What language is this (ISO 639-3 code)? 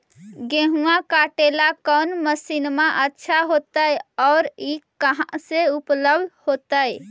mag